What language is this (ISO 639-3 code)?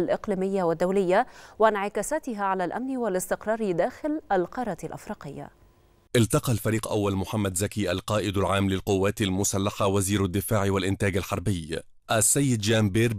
ara